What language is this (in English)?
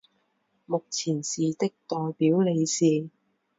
Chinese